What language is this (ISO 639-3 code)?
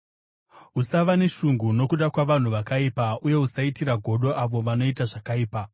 sna